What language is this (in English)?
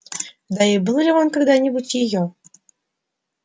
Russian